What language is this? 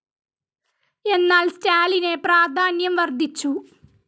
Malayalam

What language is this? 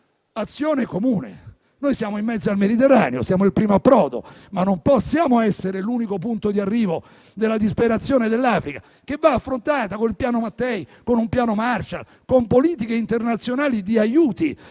Italian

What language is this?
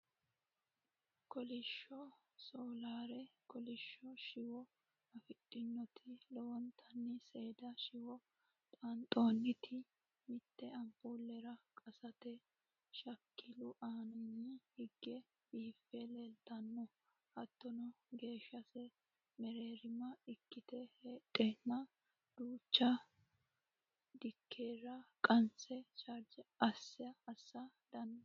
Sidamo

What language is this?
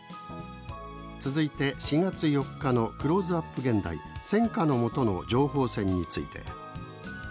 Japanese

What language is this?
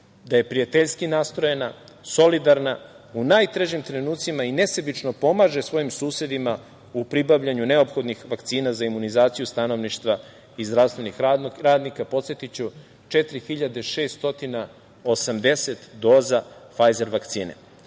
Serbian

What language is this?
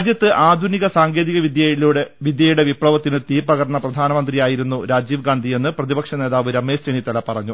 Malayalam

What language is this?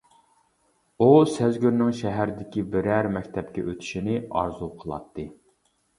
Uyghur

